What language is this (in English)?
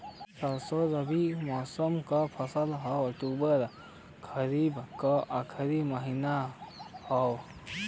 Bhojpuri